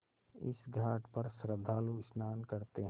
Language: Hindi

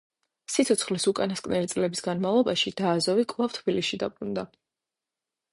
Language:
Georgian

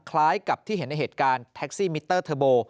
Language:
Thai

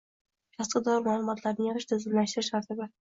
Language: Uzbek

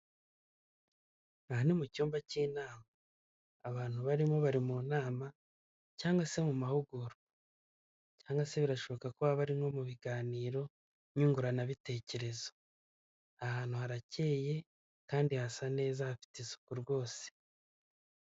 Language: Kinyarwanda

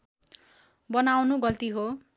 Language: Nepali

